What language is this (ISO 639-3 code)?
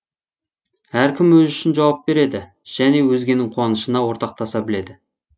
kaz